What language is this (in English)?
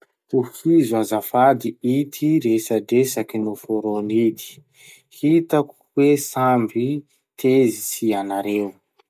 Masikoro Malagasy